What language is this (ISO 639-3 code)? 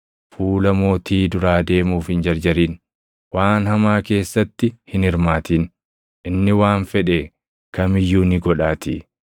orm